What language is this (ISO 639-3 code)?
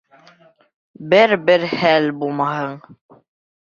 bak